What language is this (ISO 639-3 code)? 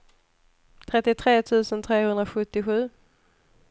swe